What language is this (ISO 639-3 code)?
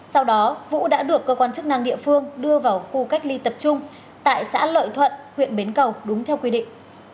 vie